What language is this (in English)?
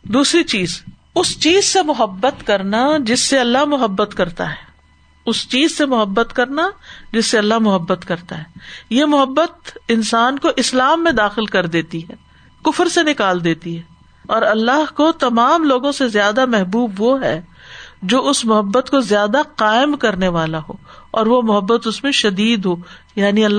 Urdu